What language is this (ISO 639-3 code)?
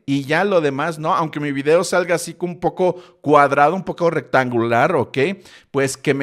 spa